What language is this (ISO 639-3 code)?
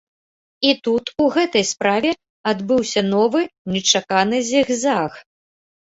bel